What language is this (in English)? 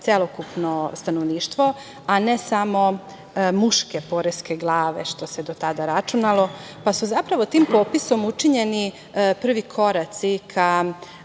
Serbian